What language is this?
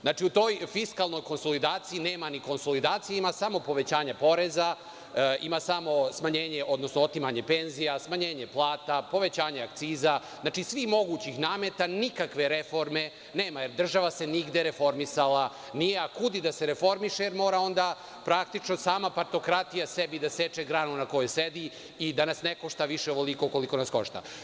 Serbian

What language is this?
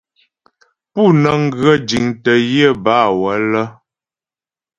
Ghomala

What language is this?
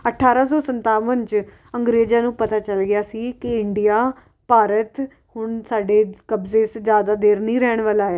Punjabi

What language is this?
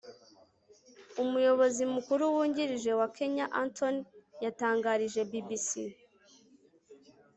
Kinyarwanda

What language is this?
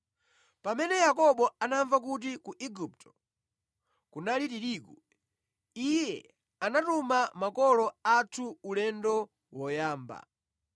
Nyanja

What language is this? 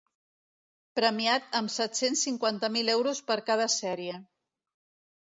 Catalan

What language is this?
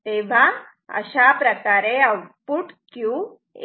Marathi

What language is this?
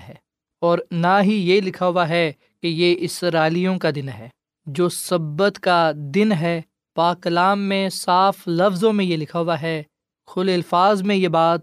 Urdu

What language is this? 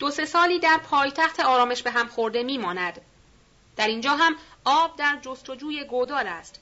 Persian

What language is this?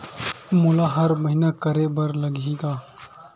Chhattisgarhi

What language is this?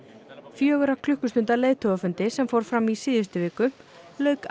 Icelandic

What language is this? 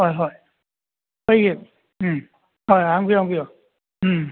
Manipuri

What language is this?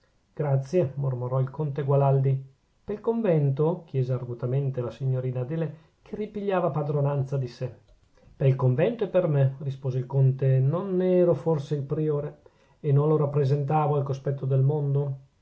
Italian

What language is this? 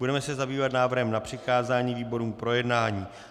Czech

